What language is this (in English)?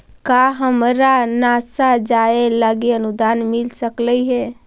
Magahi